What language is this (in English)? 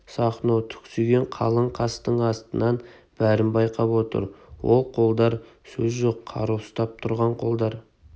Kazakh